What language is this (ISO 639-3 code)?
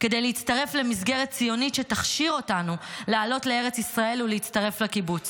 heb